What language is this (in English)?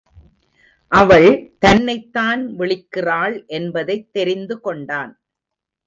Tamil